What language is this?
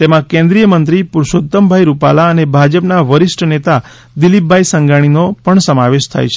Gujarati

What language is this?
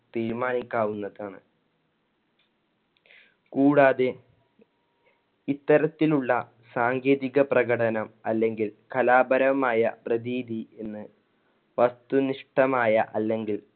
Malayalam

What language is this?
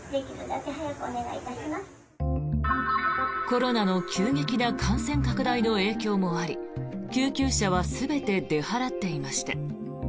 Japanese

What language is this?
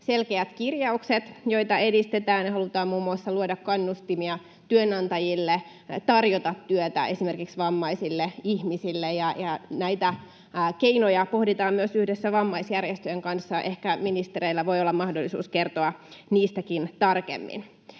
Finnish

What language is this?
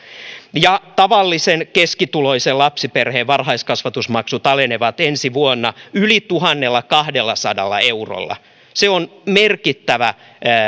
Finnish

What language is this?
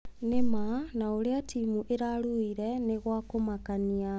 Kikuyu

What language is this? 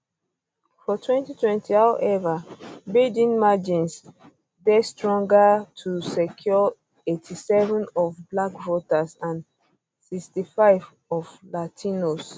Nigerian Pidgin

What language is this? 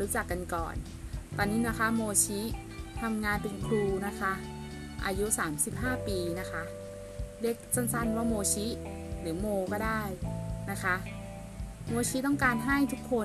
Thai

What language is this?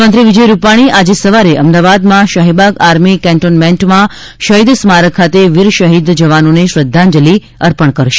Gujarati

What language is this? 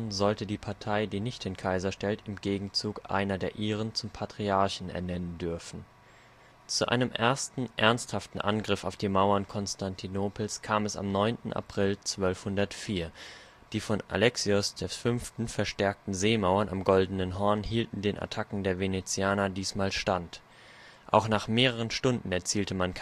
German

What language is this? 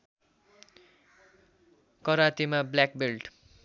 Nepali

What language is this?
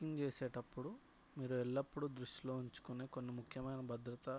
Telugu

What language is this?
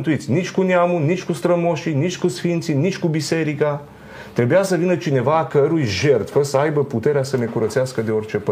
Romanian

